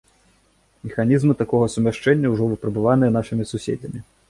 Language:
Belarusian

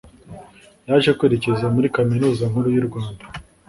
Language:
Kinyarwanda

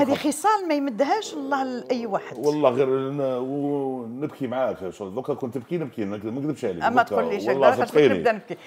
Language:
Arabic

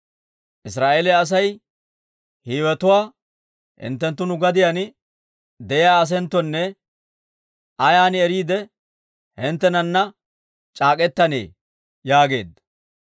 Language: Dawro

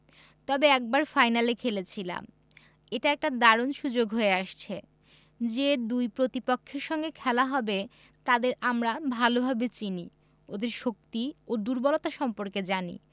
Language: Bangla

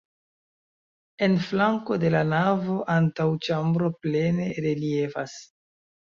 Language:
Esperanto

